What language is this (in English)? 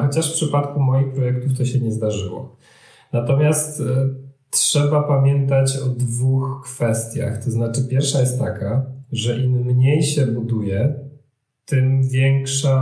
Polish